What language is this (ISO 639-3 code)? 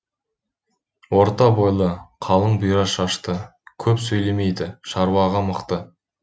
kaz